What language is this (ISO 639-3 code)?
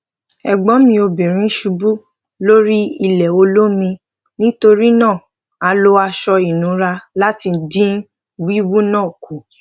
yor